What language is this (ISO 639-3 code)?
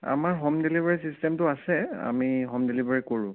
asm